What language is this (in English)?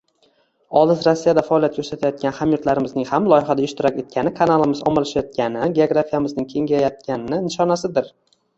Uzbek